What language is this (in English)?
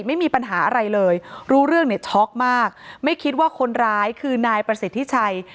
Thai